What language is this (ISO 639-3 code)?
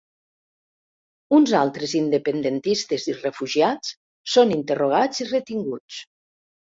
cat